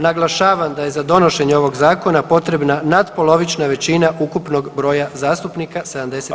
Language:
Croatian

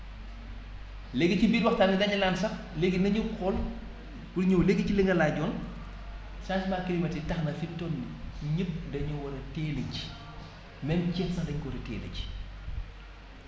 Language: Wolof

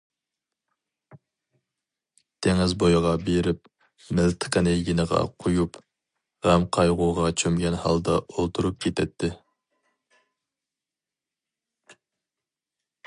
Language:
Uyghur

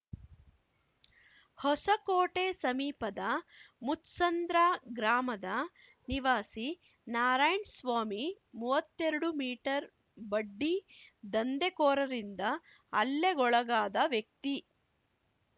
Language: Kannada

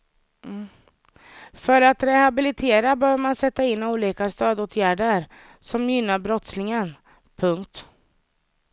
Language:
Swedish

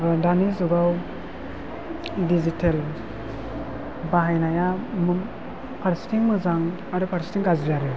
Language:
Bodo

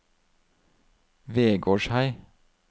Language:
Norwegian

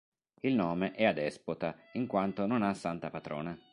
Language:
Italian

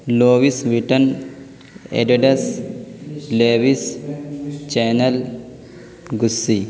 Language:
Urdu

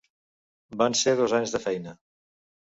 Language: Catalan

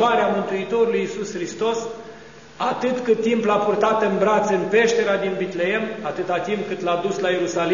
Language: Romanian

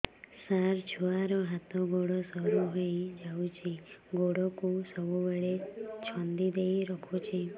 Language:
Odia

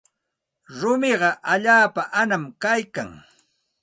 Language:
Santa Ana de Tusi Pasco Quechua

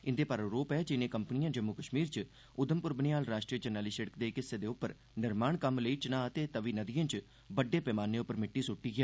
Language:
Dogri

